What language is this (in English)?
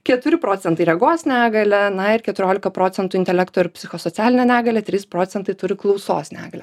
Lithuanian